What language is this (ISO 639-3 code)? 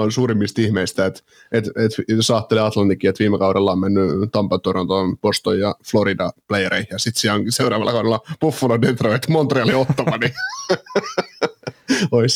fin